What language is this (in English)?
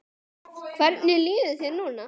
Icelandic